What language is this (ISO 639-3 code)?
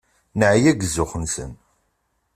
kab